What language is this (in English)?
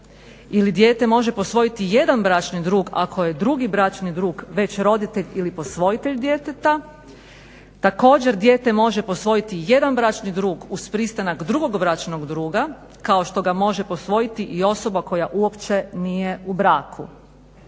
Croatian